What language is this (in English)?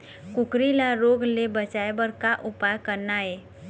Chhattisgarhi